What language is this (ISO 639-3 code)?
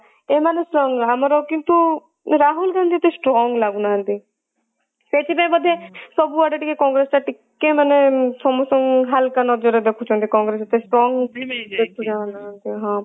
ori